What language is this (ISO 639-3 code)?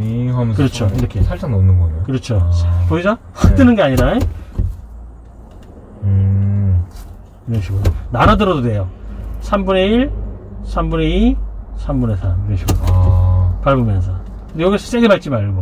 kor